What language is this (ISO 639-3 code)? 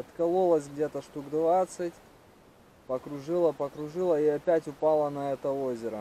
rus